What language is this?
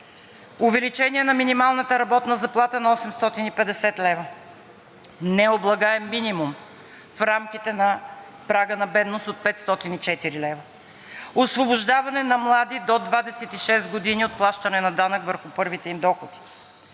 Bulgarian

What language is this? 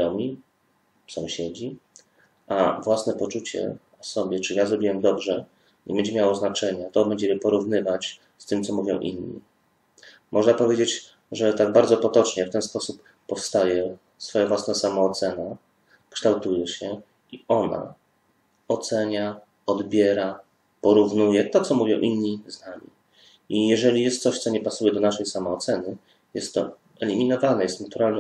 Polish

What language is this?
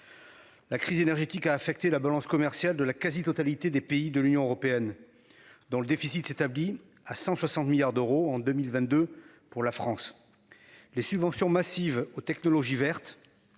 French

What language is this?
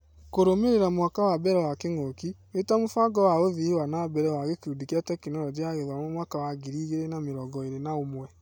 Kikuyu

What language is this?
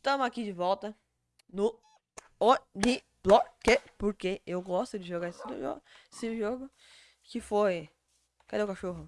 Portuguese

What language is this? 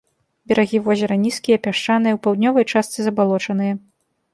Belarusian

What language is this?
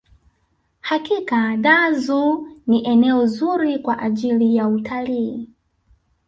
Swahili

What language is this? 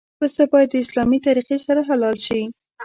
Pashto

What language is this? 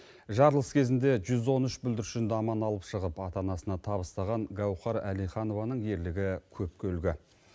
Kazakh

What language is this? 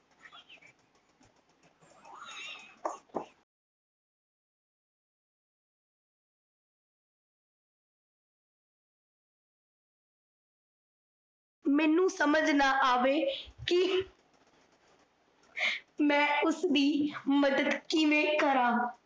Punjabi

